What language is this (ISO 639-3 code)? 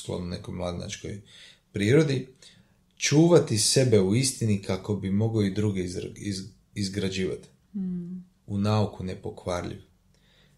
hrv